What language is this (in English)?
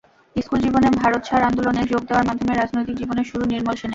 Bangla